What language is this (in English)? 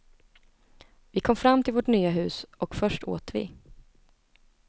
Swedish